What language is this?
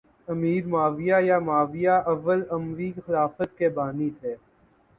Urdu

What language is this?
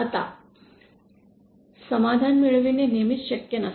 Marathi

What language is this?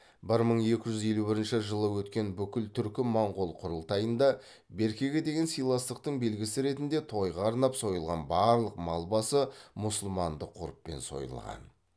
Kazakh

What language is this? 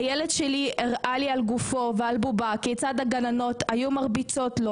Hebrew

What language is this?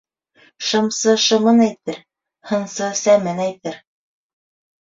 Bashkir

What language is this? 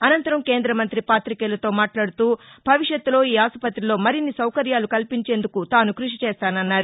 Telugu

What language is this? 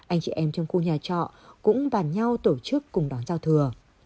Vietnamese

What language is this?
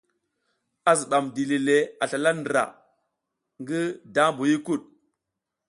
South Giziga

